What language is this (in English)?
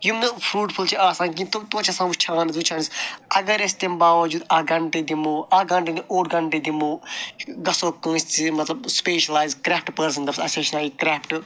Kashmiri